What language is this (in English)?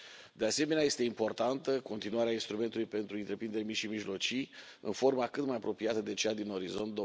Romanian